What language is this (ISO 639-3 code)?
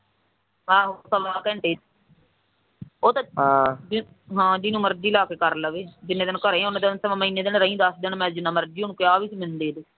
pan